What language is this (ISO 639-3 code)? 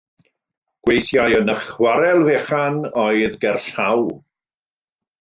cym